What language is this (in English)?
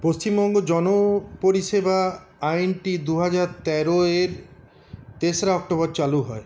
Bangla